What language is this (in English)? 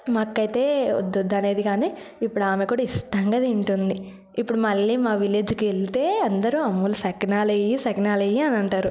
Telugu